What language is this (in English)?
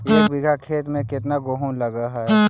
Magahi